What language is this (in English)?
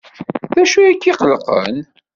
Kabyle